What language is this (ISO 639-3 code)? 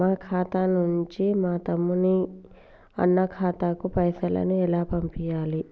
tel